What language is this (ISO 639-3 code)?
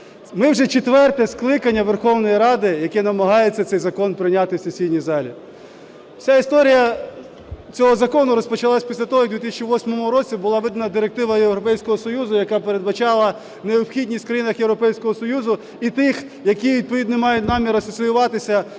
ukr